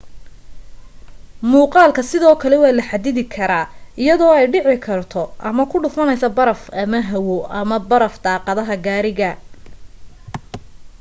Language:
Somali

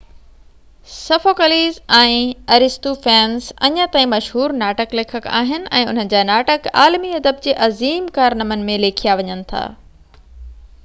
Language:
Sindhi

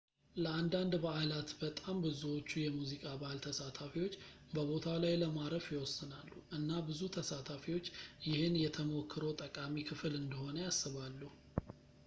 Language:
Amharic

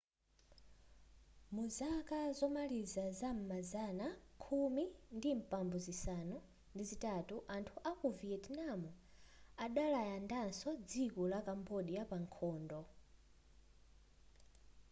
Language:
Nyanja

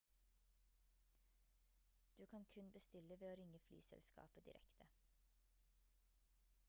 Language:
Norwegian Bokmål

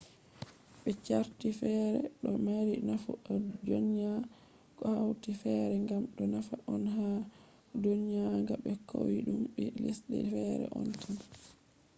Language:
Fula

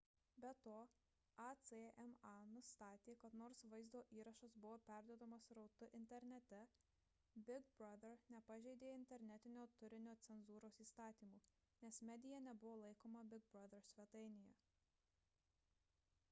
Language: Lithuanian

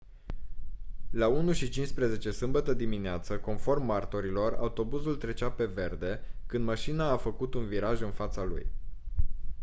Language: Romanian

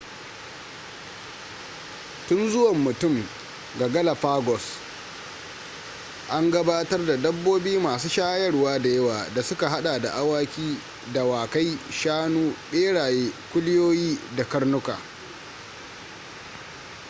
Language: Hausa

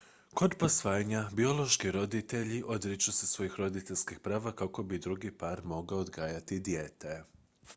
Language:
Croatian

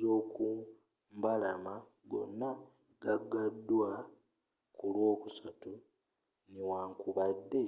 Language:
Ganda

